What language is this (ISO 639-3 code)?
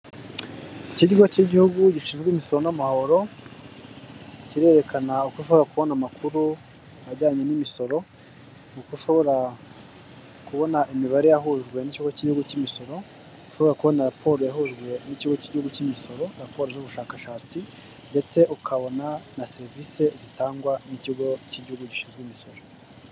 kin